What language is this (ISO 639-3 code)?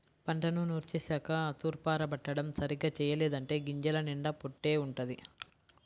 tel